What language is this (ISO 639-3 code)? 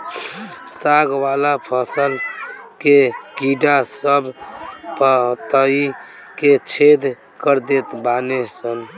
bho